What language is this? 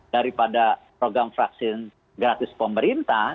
Indonesian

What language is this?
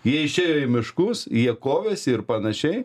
Lithuanian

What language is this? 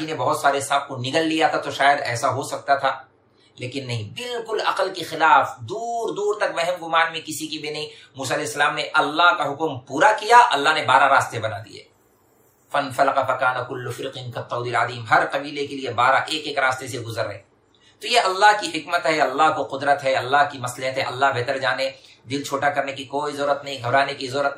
Urdu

